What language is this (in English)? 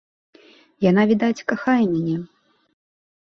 Belarusian